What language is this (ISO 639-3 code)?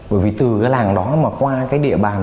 vie